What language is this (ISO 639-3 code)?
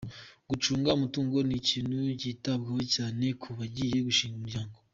kin